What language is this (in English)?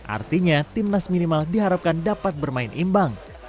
Indonesian